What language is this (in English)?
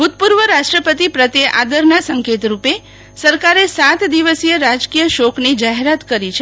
Gujarati